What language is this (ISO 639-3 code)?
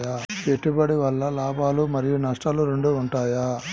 tel